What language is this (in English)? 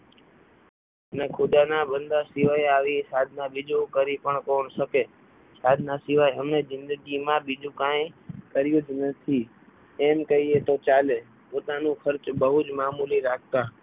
Gujarati